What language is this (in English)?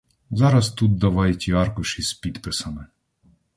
Ukrainian